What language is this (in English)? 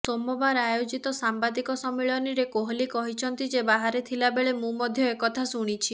Odia